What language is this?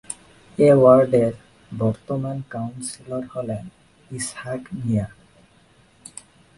Bangla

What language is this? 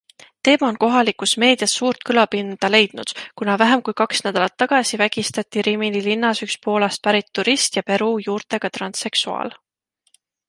Estonian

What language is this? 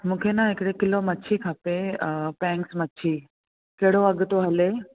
Sindhi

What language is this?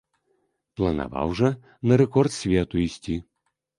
Belarusian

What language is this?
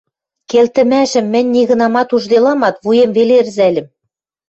Western Mari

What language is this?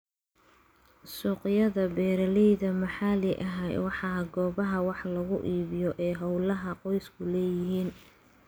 Somali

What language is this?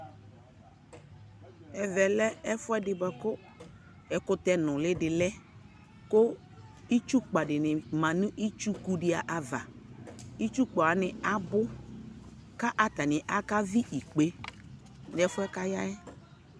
Ikposo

